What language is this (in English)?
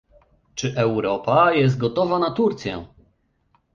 Polish